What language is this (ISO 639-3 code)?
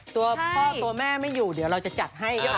tha